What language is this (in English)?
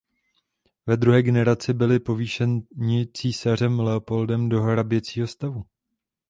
Czech